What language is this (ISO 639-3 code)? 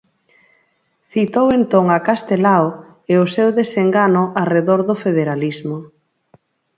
glg